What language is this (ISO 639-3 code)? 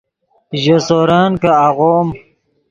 ydg